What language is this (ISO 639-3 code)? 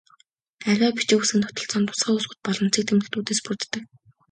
mon